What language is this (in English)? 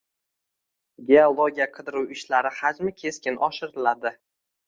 Uzbek